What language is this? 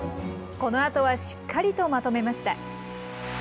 Japanese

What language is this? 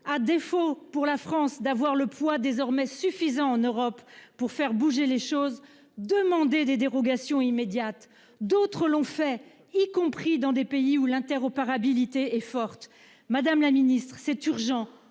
French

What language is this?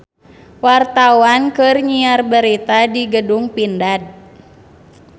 Sundanese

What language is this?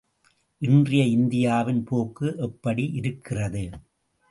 Tamil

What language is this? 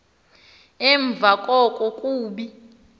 Xhosa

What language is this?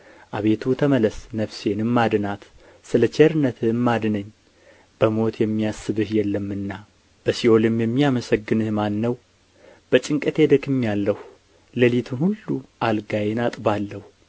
Amharic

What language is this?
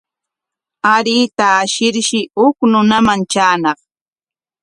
Corongo Ancash Quechua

